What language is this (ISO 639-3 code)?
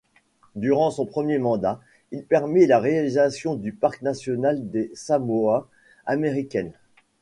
fra